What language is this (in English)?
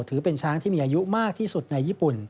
Thai